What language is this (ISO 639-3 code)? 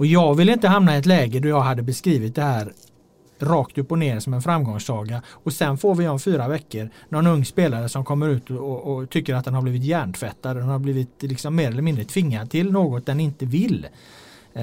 swe